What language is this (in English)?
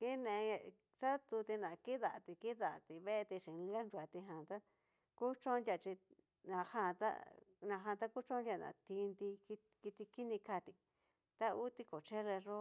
Cacaloxtepec Mixtec